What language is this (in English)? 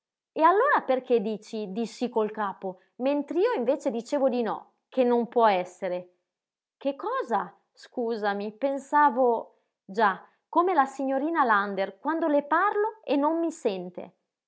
Italian